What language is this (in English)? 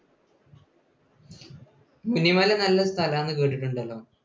Malayalam